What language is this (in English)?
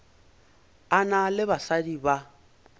Northern Sotho